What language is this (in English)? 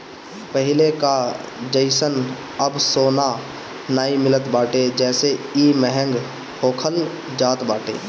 Bhojpuri